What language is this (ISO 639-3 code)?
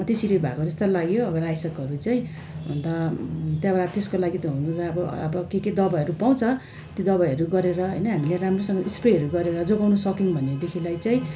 nep